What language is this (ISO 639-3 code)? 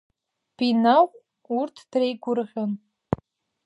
abk